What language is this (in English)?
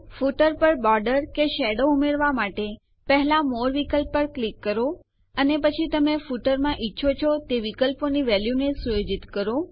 Gujarati